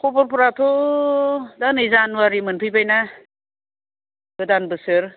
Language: Bodo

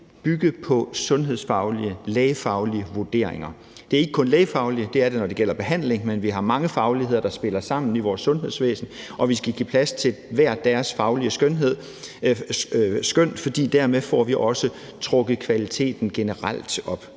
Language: Danish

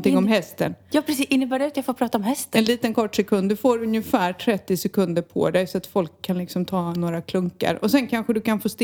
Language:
Swedish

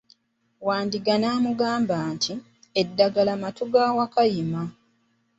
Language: Ganda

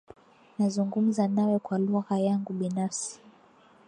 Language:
Swahili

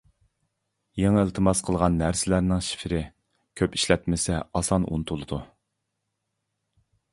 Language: Uyghur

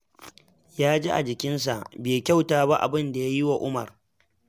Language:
Hausa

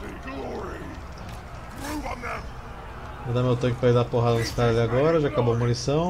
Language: Portuguese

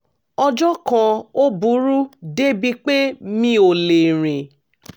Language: Yoruba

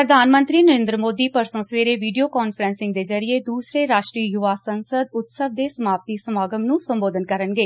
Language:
Punjabi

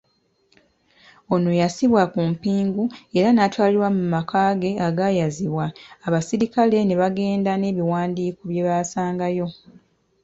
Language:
Ganda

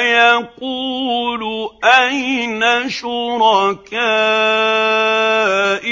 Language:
Arabic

